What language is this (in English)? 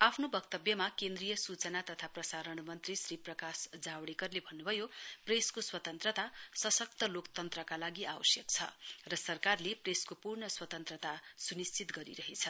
Nepali